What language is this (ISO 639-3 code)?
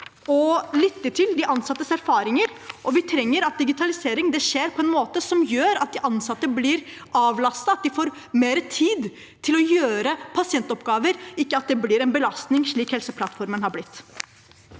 nor